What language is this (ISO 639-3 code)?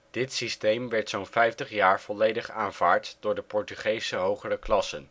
nld